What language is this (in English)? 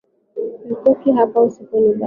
Swahili